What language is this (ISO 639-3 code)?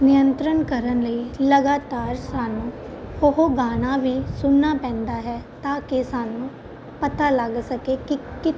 pan